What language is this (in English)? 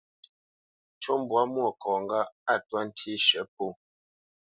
Bamenyam